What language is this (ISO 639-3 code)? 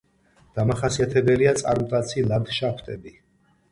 kat